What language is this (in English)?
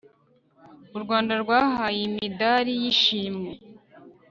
Kinyarwanda